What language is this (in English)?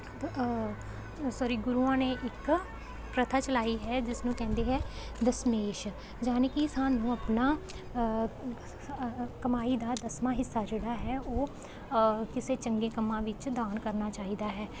Punjabi